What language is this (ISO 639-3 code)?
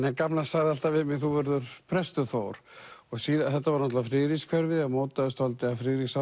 isl